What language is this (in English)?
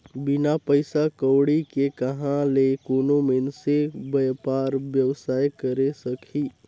Chhattisgarhi